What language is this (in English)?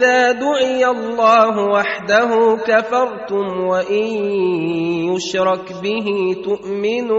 Arabic